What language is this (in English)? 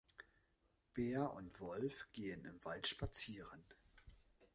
German